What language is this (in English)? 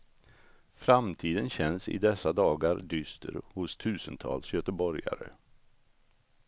Swedish